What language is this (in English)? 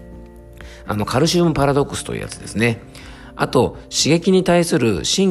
Japanese